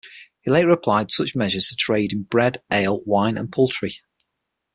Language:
English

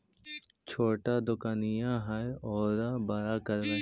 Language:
Magahi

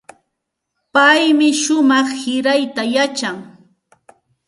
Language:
Santa Ana de Tusi Pasco Quechua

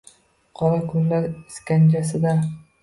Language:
Uzbek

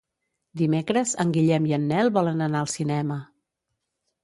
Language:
Catalan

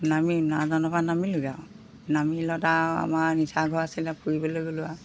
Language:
Assamese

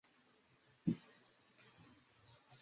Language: Chinese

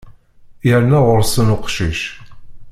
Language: Kabyle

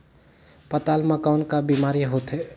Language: Chhattisgarhi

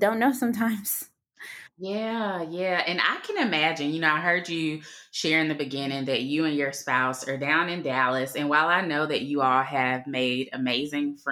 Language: English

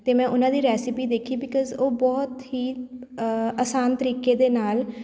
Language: Punjabi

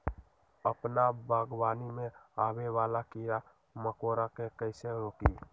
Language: Magahi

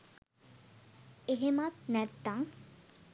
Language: Sinhala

